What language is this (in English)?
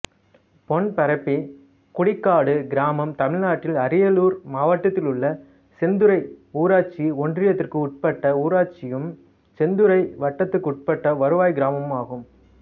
Tamil